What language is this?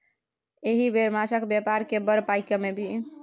Maithili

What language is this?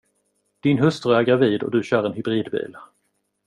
Swedish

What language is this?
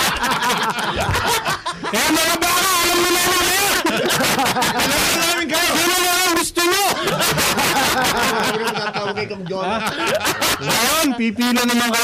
Filipino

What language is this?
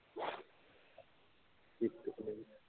Punjabi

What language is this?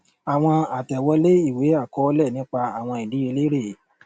Yoruba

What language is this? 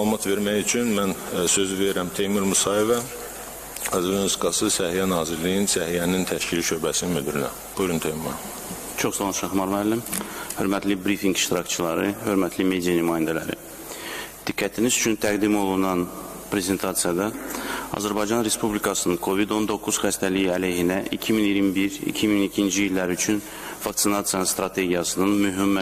Turkish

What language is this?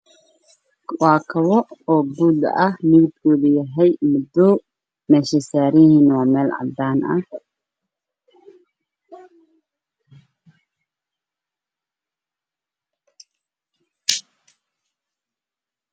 Somali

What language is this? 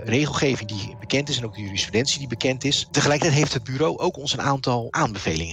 Dutch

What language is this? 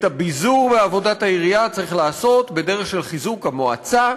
Hebrew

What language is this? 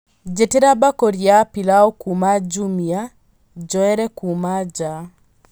Kikuyu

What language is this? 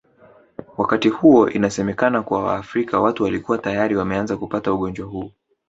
Swahili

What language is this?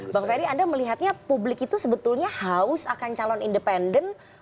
Indonesian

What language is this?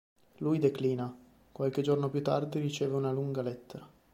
Italian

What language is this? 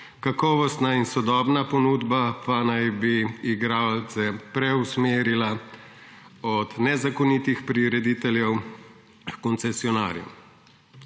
Slovenian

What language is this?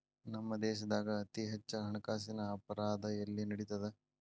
Kannada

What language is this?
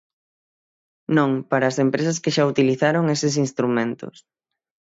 Galician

